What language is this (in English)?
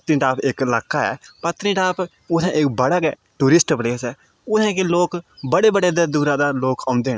Dogri